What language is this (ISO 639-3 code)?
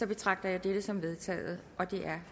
dan